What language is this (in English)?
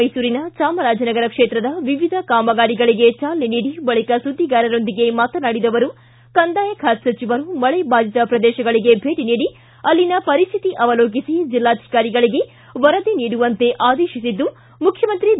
Kannada